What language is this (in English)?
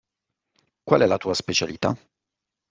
Italian